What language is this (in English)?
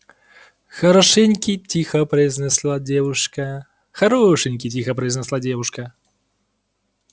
Russian